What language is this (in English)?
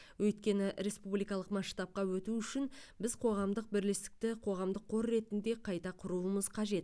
Kazakh